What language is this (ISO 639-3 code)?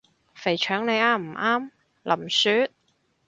yue